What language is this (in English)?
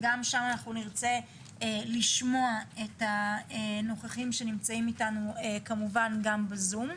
Hebrew